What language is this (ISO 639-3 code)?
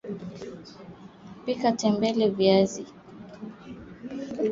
swa